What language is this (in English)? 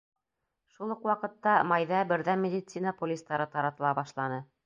Bashkir